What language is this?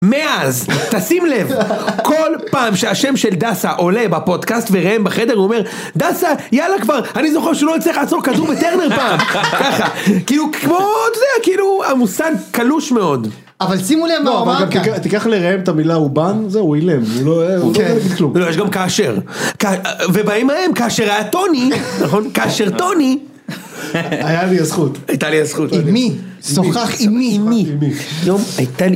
Hebrew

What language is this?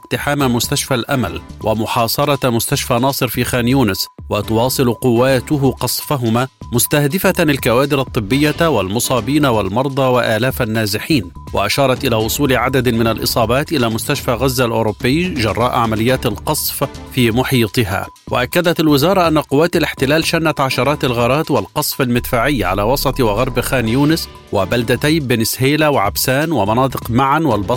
Arabic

